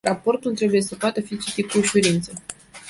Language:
Romanian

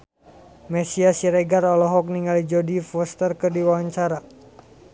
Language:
Sundanese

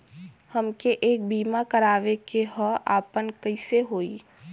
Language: Bhojpuri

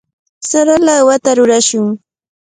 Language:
Cajatambo North Lima Quechua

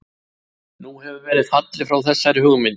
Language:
Icelandic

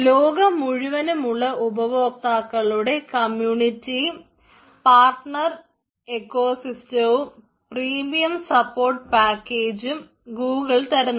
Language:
Malayalam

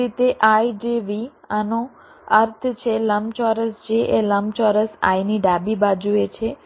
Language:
Gujarati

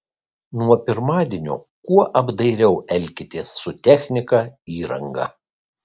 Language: Lithuanian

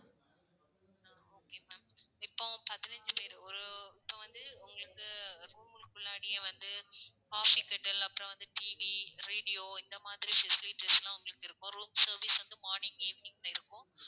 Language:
Tamil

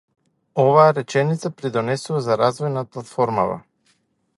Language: Macedonian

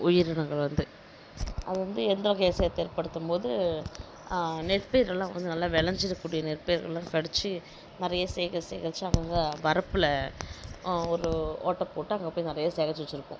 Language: Tamil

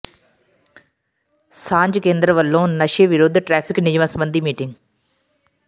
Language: Punjabi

